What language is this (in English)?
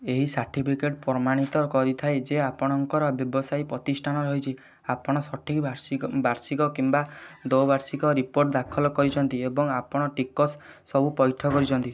Odia